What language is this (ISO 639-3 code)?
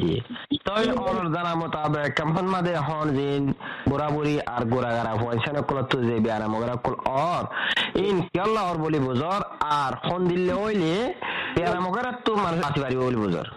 ben